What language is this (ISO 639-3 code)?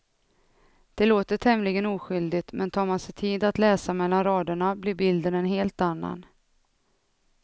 swe